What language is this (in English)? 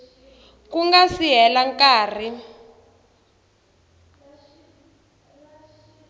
Tsonga